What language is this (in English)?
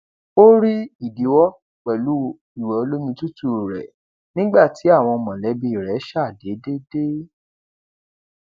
Yoruba